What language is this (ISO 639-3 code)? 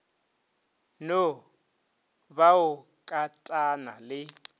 nso